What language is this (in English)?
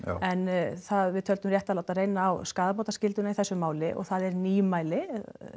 Icelandic